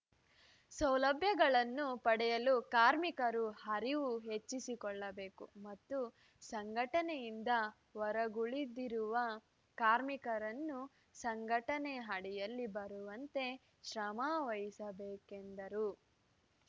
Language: Kannada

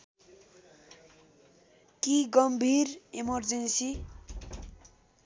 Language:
Nepali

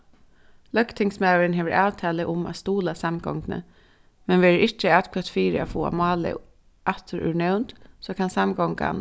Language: Faroese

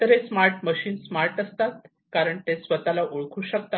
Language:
Marathi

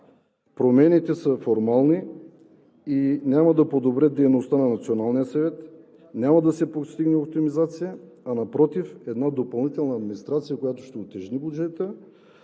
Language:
Bulgarian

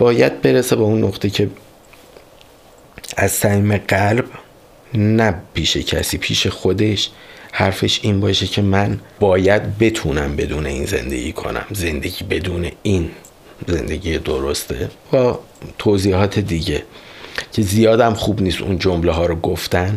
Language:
Persian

